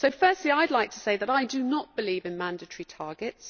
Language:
English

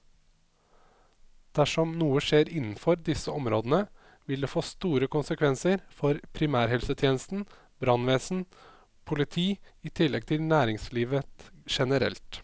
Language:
Norwegian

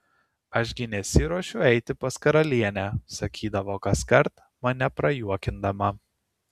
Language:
Lithuanian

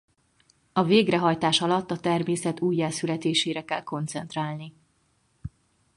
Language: Hungarian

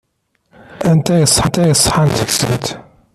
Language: Kabyle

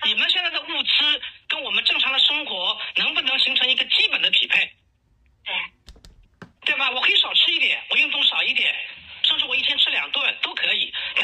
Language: Chinese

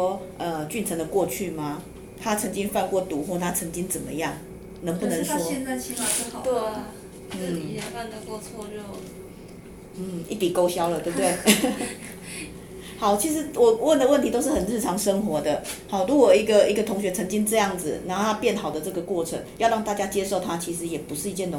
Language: Chinese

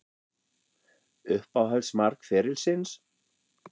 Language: Icelandic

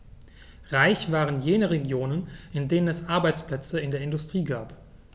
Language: German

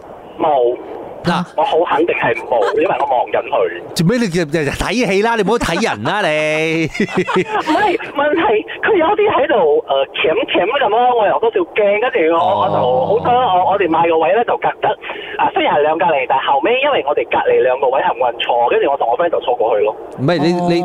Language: Chinese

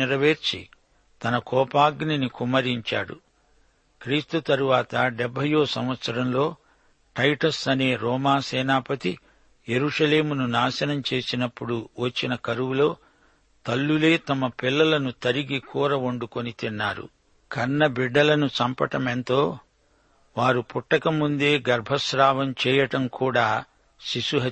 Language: Telugu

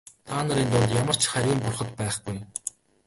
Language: Mongolian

